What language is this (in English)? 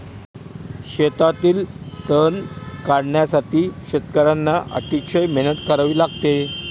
Marathi